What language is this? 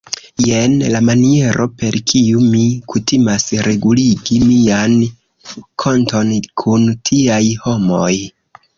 Esperanto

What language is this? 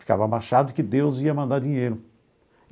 Portuguese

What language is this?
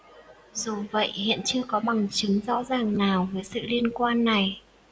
Vietnamese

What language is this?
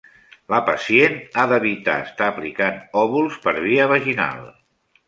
Catalan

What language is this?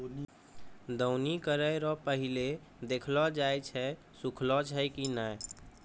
Maithili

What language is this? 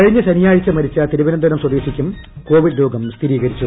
Malayalam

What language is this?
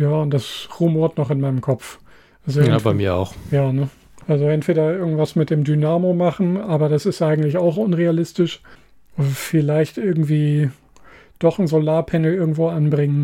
German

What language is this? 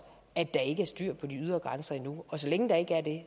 Danish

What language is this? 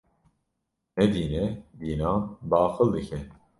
Kurdish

